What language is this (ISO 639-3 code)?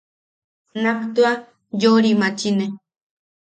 yaq